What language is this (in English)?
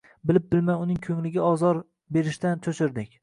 Uzbek